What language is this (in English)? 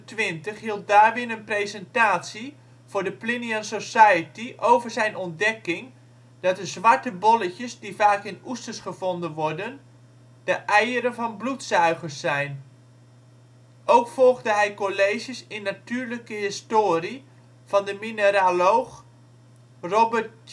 Dutch